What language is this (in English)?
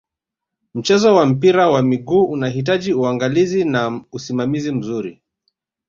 Swahili